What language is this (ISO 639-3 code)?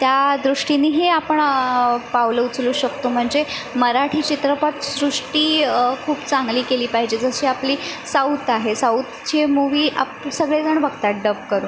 mar